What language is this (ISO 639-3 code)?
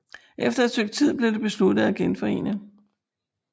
dan